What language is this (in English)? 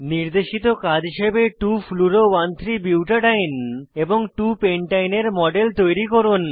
Bangla